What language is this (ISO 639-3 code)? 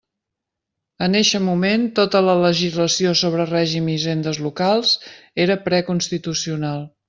cat